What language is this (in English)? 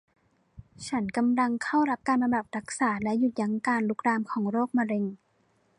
Thai